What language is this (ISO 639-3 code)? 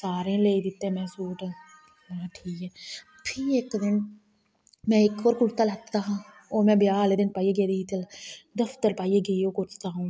doi